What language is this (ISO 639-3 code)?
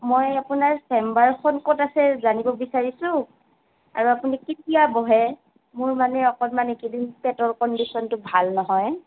asm